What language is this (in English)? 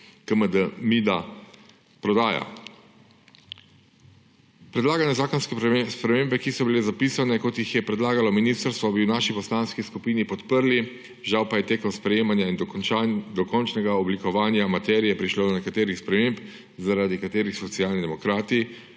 Slovenian